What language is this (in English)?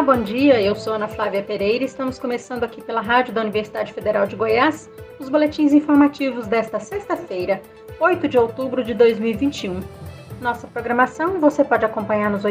Portuguese